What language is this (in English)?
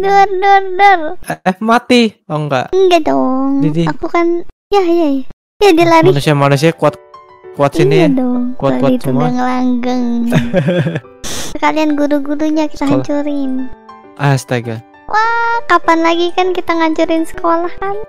Indonesian